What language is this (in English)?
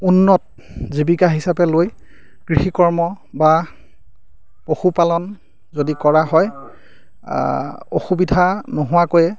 Assamese